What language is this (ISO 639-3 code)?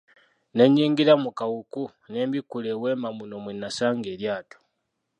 lug